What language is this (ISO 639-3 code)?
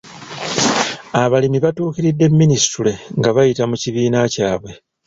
lug